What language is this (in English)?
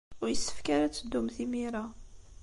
Kabyle